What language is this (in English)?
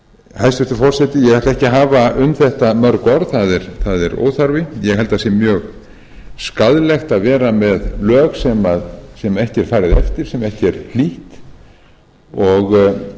Icelandic